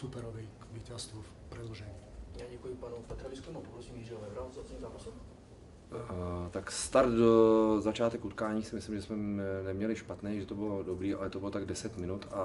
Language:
Czech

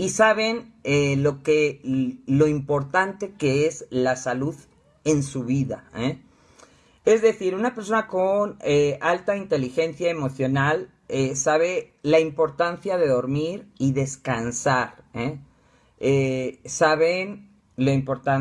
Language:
Spanish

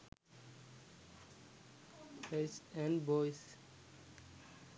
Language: Sinhala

